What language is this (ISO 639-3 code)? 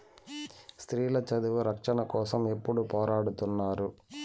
tel